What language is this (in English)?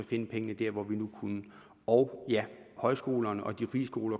Danish